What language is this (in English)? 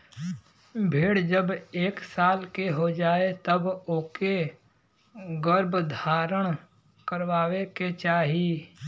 Bhojpuri